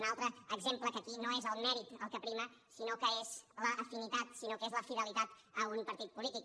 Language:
Catalan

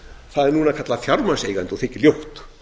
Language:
Icelandic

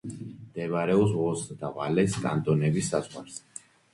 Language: Georgian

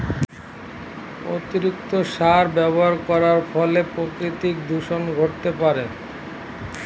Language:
Bangla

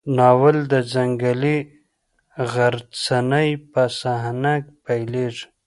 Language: Pashto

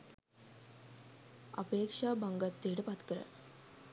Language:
Sinhala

